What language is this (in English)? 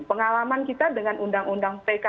Indonesian